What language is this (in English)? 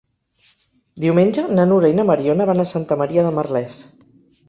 Catalan